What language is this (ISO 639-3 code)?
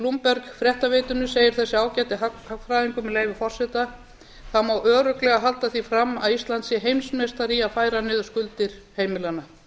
isl